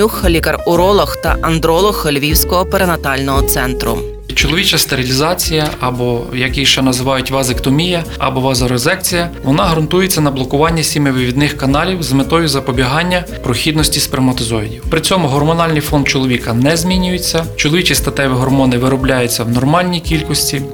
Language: Ukrainian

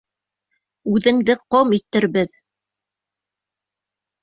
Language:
Bashkir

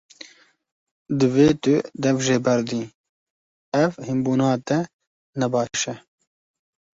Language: Kurdish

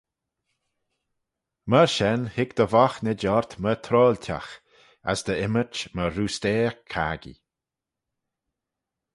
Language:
Manx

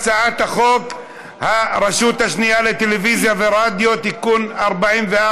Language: Hebrew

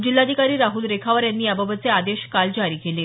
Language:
Marathi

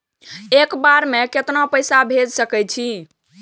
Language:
Maithili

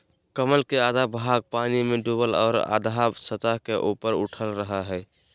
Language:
Magahi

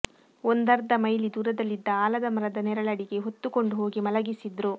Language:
Kannada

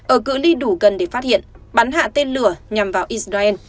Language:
Vietnamese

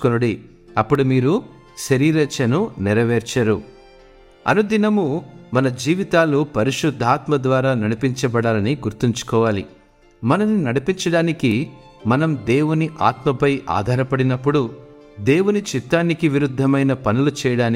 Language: Telugu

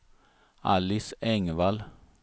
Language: Swedish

